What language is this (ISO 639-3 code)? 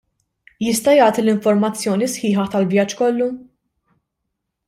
mlt